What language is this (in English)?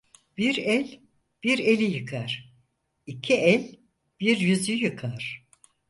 Turkish